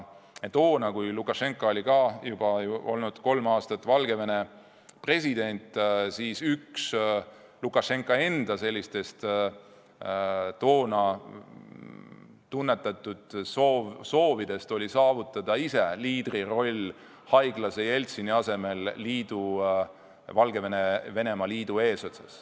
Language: Estonian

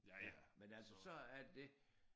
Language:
Danish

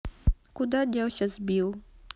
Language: Russian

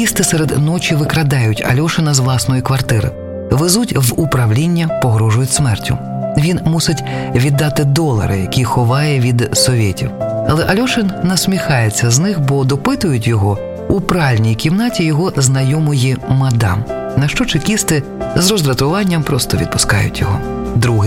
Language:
Ukrainian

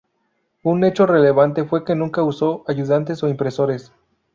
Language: Spanish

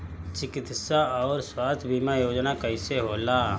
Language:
Bhojpuri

